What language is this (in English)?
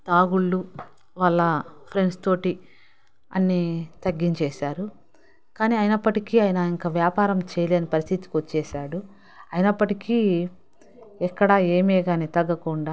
Telugu